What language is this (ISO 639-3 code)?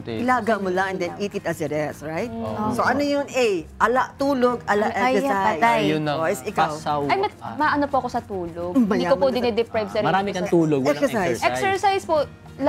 fil